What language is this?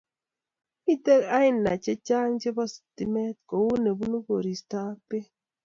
Kalenjin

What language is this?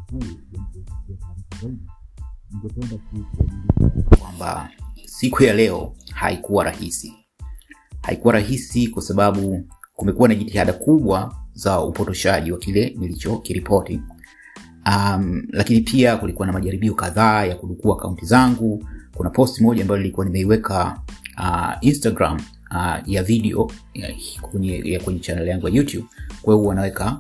Swahili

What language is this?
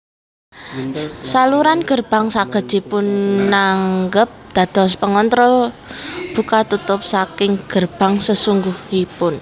Javanese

